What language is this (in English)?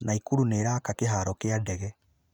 Kikuyu